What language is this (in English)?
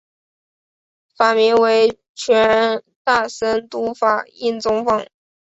Chinese